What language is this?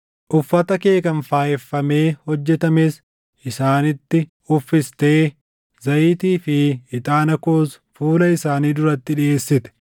Oromo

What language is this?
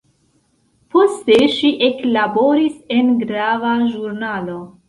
Esperanto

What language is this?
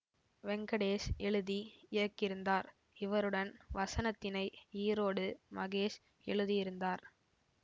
Tamil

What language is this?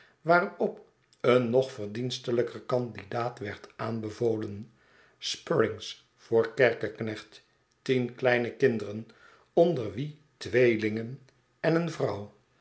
Dutch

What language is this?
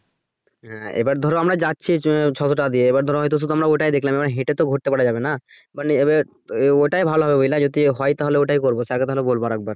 Bangla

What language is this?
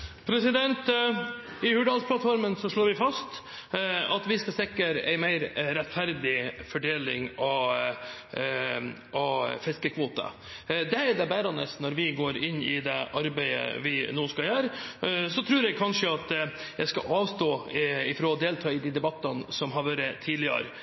Norwegian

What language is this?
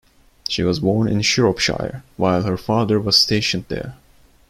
English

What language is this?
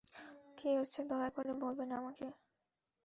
Bangla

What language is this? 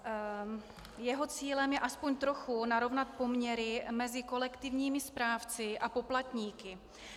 Czech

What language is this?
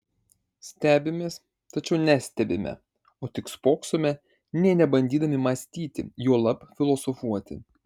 Lithuanian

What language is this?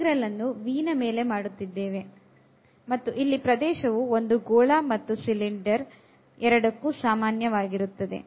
Kannada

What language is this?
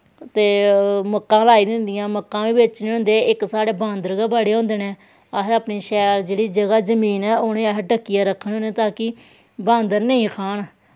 Dogri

